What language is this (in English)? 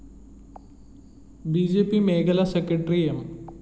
Malayalam